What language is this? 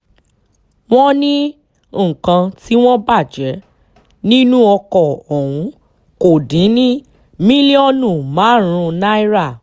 Yoruba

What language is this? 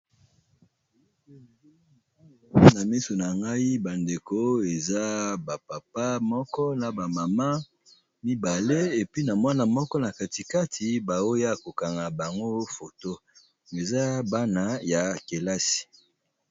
Lingala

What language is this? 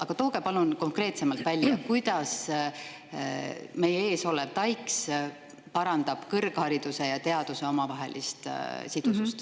Estonian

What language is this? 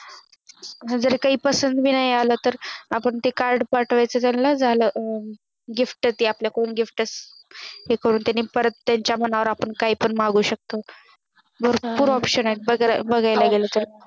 Marathi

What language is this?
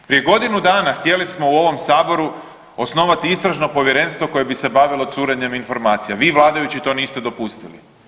Croatian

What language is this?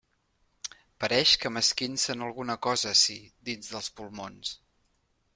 Catalan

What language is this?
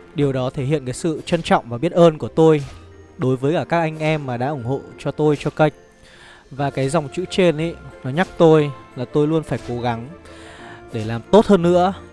Vietnamese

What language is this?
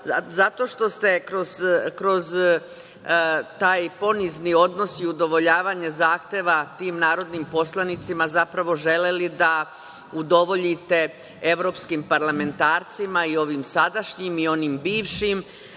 Serbian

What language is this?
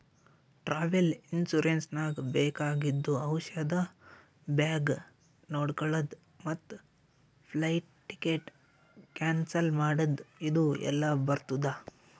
Kannada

